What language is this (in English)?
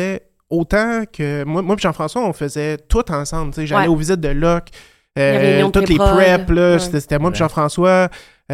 French